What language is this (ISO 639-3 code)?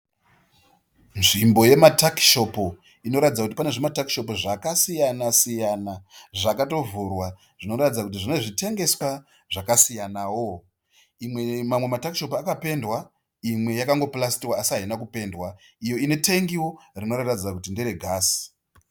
sna